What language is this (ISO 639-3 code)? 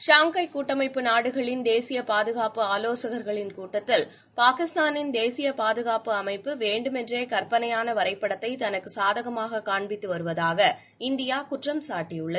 tam